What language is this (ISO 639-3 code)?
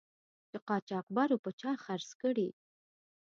pus